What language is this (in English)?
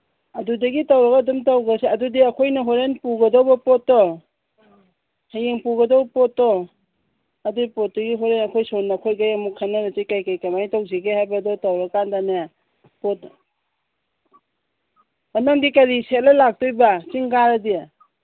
Manipuri